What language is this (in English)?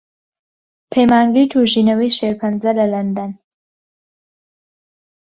Central Kurdish